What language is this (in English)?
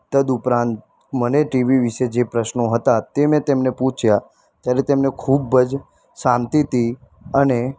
Gujarati